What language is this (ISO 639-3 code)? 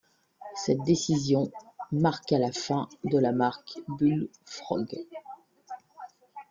fra